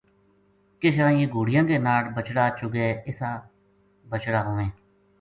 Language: Gujari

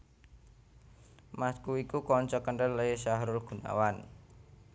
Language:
Javanese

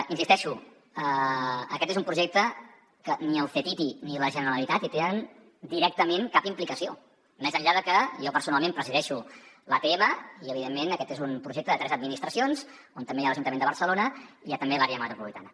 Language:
Catalan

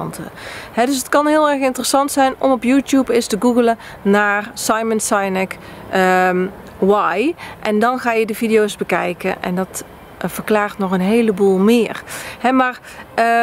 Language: Dutch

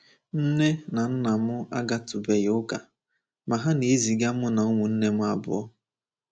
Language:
Igbo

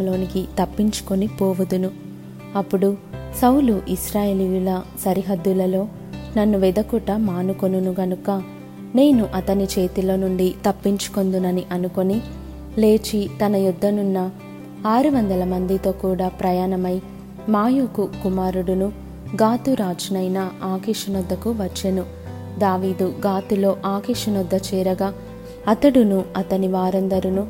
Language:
Telugu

